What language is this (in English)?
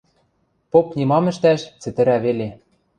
Western Mari